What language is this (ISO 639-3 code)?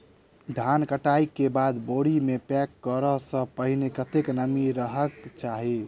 mai